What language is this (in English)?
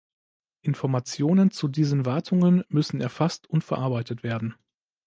German